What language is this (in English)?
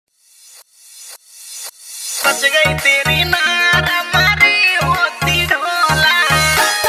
Indonesian